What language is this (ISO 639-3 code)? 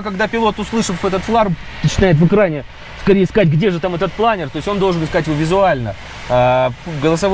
rus